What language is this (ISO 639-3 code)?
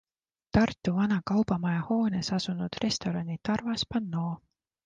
est